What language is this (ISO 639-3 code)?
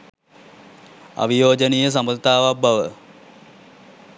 sin